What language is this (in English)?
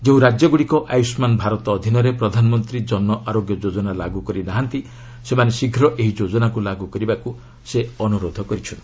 Odia